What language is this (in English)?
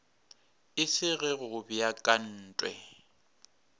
Northern Sotho